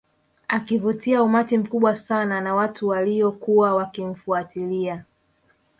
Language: Swahili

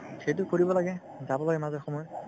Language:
Assamese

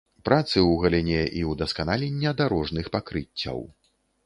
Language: Belarusian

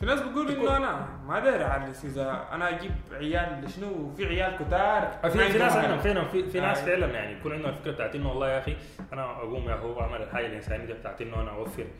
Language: Arabic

